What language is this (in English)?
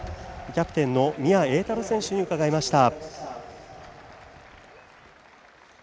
Japanese